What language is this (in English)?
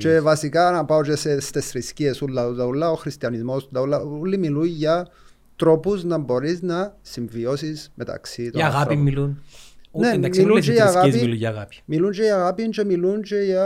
Greek